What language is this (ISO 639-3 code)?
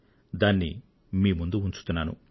tel